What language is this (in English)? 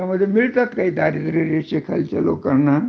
Marathi